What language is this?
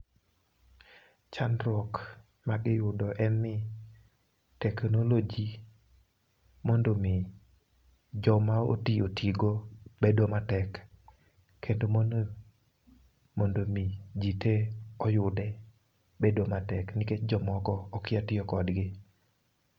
Luo (Kenya and Tanzania)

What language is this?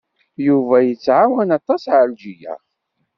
Kabyle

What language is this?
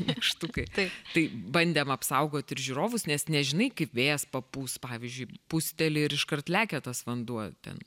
Lithuanian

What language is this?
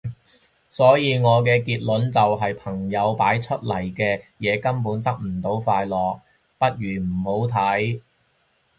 Cantonese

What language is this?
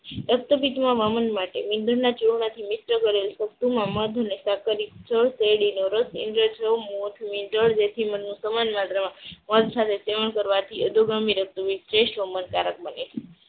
Gujarati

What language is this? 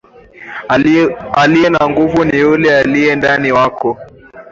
Swahili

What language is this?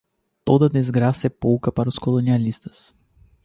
Portuguese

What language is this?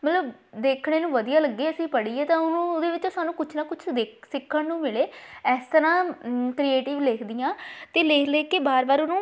Punjabi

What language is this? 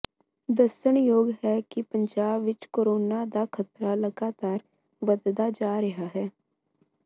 Punjabi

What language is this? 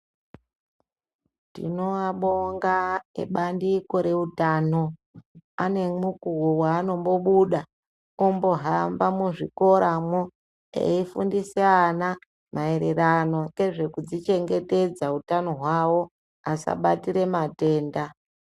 Ndau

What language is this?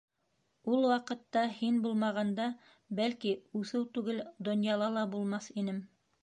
Bashkir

